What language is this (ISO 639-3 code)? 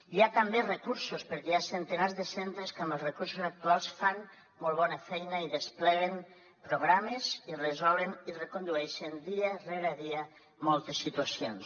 cat